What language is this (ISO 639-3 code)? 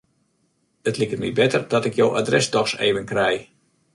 fry